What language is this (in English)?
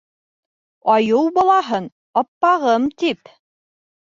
Bashkir